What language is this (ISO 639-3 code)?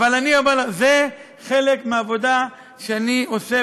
heb